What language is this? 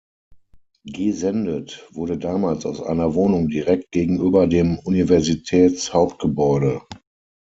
German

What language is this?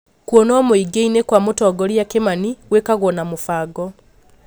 Kikuyu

